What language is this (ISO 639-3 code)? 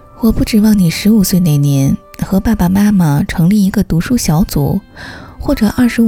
zho